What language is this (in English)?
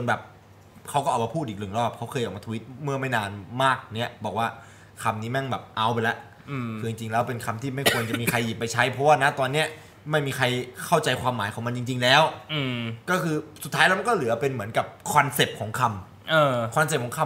Thai